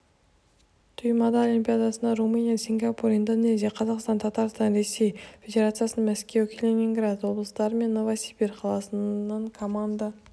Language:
Kazakh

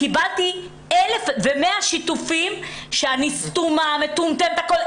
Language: Hebrew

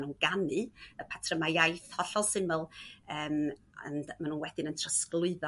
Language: Welsh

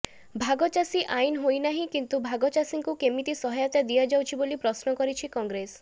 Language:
Odia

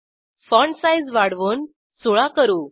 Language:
Marathi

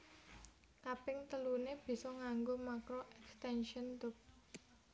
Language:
Javanese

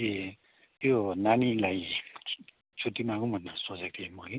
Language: Nepali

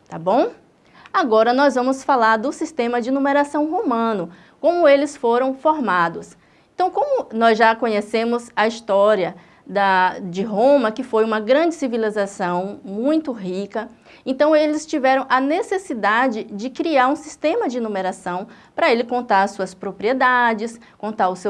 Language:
Portuguese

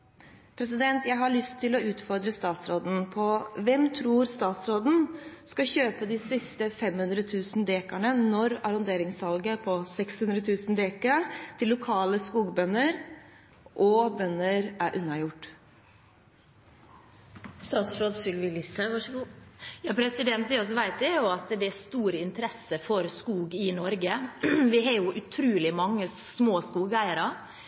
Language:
Norwegian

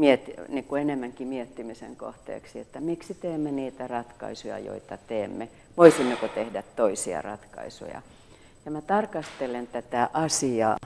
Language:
Finnish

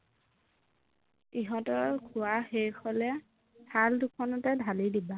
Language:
Assamese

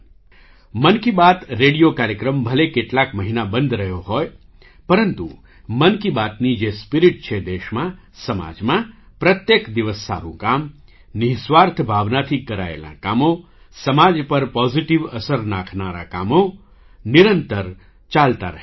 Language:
Gujarati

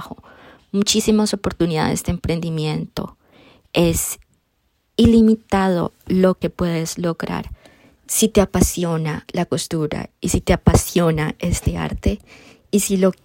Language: Spanish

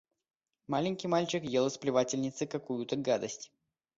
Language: Russian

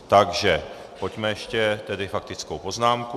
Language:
Czech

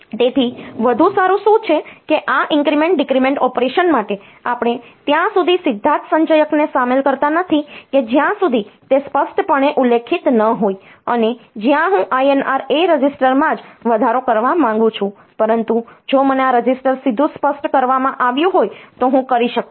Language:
Gujarati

